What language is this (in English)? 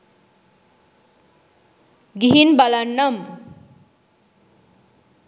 Sinhala